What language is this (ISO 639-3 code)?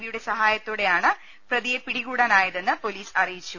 mal